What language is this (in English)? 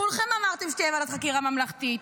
Hebrew